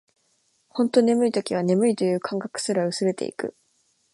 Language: Japanese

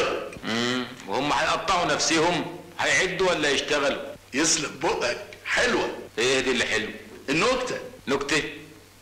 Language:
Arabic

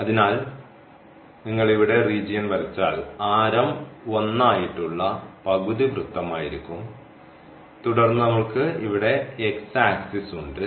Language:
Malayalam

